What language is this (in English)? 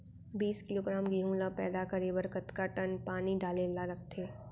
Chhattisgarhi